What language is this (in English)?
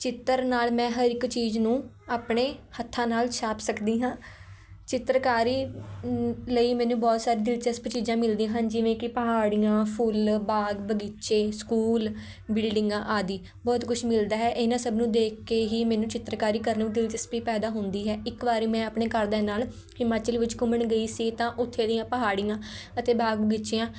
Punjabi